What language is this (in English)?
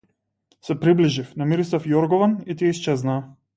Macedonian